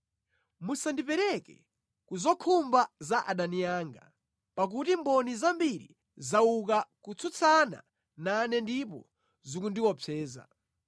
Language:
Nyanja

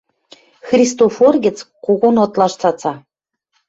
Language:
Western Mari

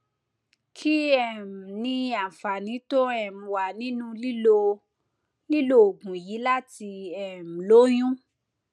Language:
Yoruba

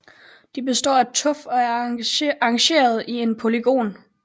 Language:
Danish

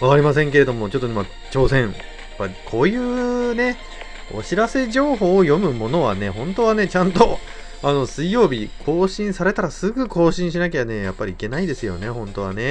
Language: Japanese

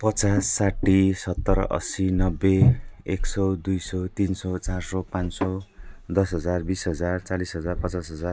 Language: Nepali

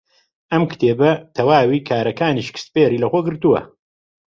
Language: Central Kurdish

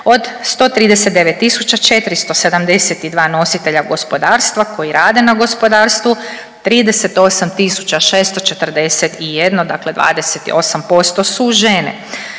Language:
Croatian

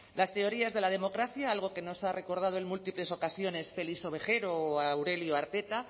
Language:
Spanish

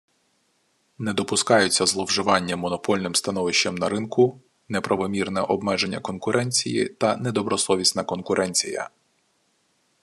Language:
Ukrainian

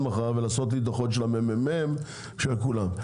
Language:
Hebrew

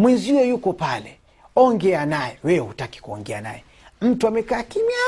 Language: Swahili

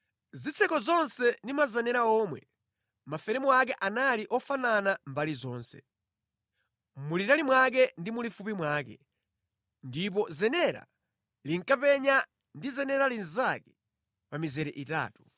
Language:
Nyanja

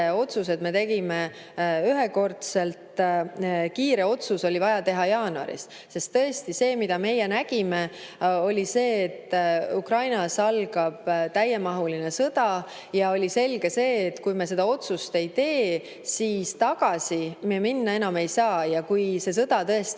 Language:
Estonian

